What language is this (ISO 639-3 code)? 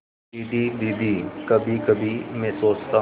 hin